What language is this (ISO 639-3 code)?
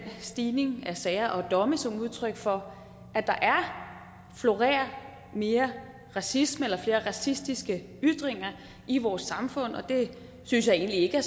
dan